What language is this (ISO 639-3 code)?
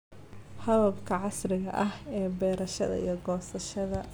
som